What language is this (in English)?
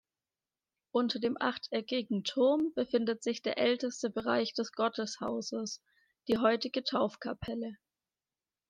German